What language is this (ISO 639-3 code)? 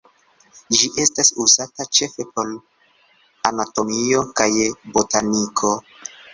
epo